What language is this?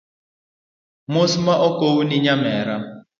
Luo (Kenya and Tanzania)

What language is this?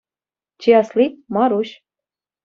Chuvash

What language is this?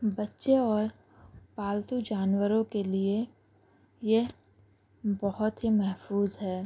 Urdu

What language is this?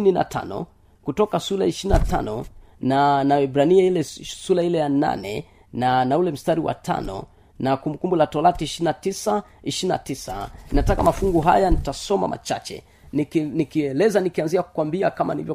Swahili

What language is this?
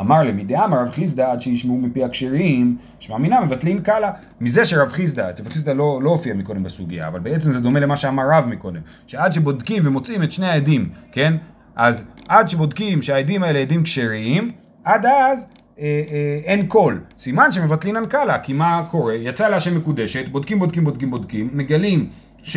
Hebrew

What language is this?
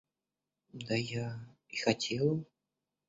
Russian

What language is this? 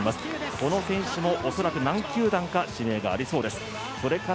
Japanese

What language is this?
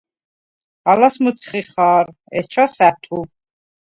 Svan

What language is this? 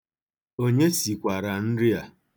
Igbo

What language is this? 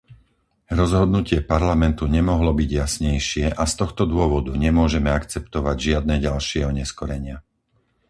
Slovak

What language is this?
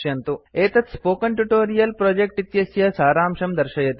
Sanskrit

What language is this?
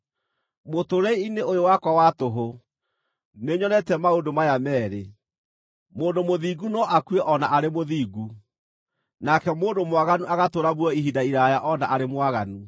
Kikuyu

